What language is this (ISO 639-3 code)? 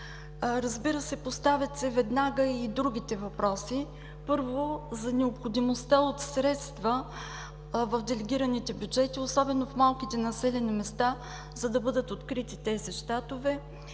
bul